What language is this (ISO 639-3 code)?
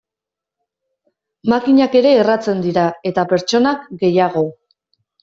eus